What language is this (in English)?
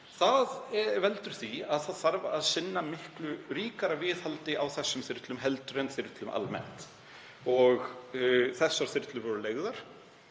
Icelandic